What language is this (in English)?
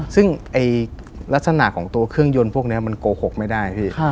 Thai